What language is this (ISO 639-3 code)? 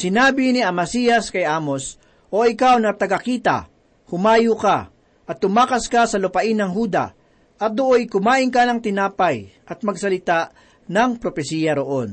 fil